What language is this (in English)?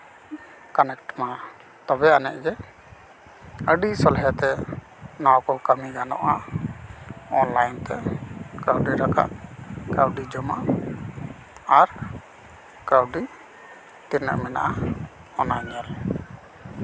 Santali